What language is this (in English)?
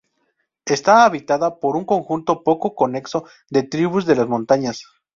Spanish